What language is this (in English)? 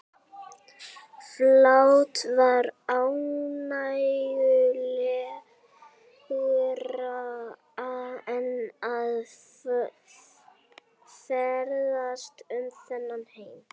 Icelandic